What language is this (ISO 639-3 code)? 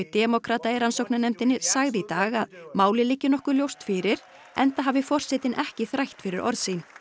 isl